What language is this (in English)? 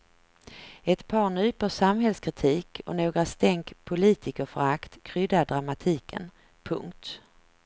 Swedish